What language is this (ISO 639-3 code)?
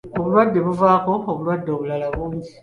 lug